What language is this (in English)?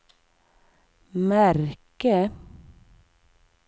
Swedish